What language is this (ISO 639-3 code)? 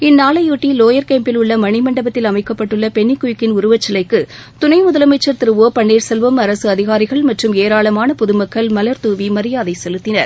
tam